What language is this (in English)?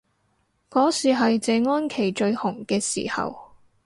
Cantonese